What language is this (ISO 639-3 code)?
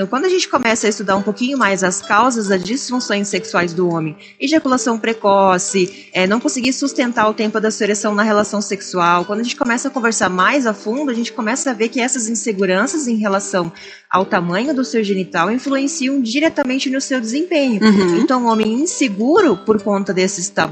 por